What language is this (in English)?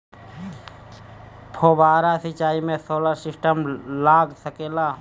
Bhojpuri